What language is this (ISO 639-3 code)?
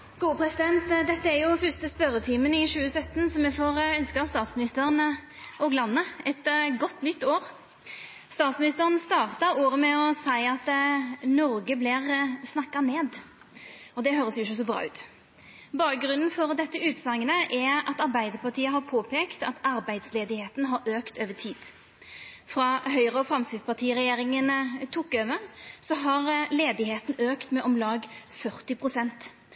nno